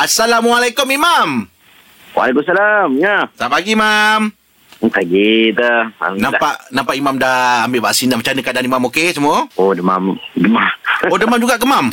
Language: Malay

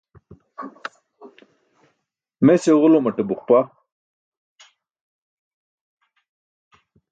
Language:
Burushaski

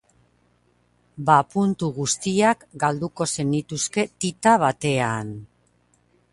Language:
Basque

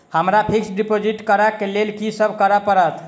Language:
Maithili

